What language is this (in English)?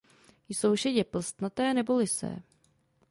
Czech